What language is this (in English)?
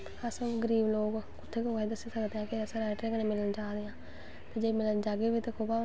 Dogri